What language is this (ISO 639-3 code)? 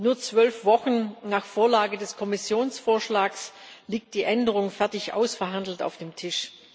deu